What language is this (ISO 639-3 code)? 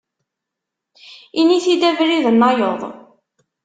kab